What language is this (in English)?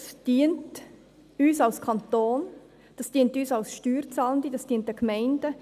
Swiss German